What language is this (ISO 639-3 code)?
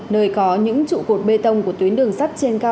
vie